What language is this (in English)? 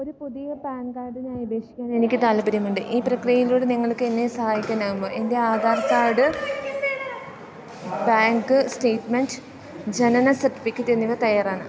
Malayalam